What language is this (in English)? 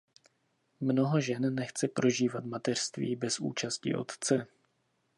Czech